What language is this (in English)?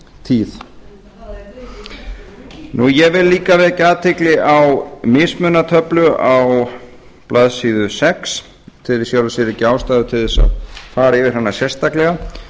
Icelandic